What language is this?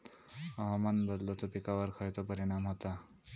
Marathi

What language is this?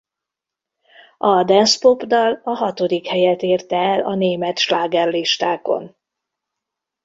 Hungarian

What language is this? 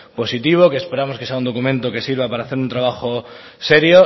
Spanish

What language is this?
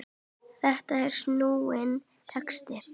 Icelandic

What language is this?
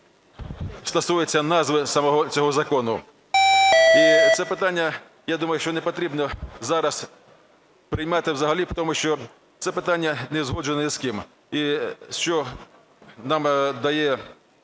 Ukrainian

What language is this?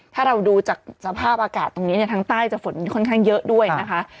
Thai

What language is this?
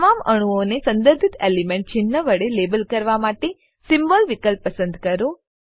Gujarati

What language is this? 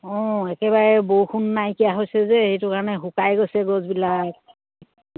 Assamese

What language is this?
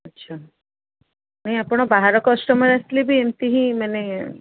Odia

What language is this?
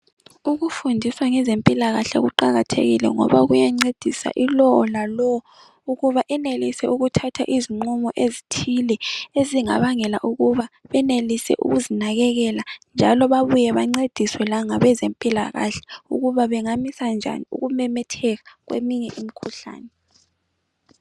North Ndebele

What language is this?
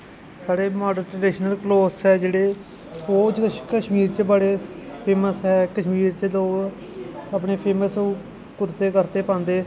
Dogri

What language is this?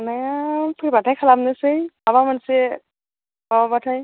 Bodo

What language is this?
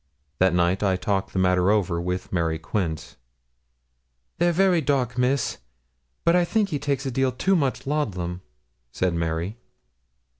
English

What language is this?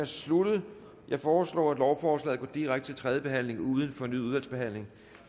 Danish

